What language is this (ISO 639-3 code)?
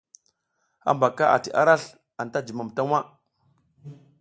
giz